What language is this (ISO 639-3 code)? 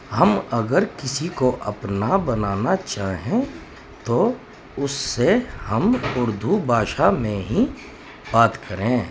urd